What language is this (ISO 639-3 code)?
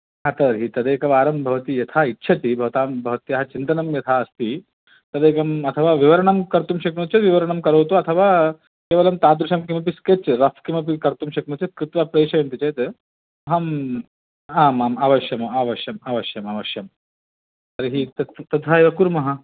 san